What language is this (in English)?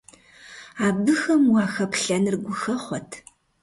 Kabardian